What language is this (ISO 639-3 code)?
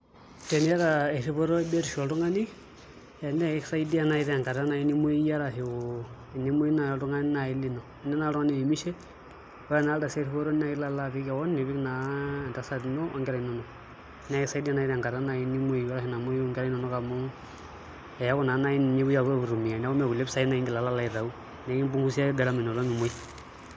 mas